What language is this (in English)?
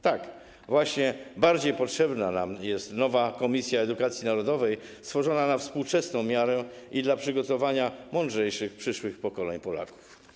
Polish